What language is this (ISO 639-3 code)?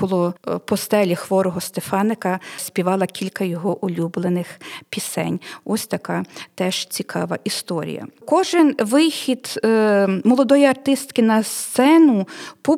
ukr